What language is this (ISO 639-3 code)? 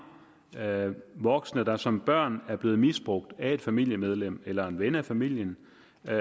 dan